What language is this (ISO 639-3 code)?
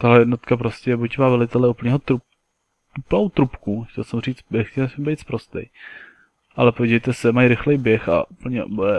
ces